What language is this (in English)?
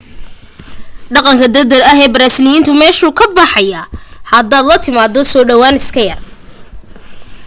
Somali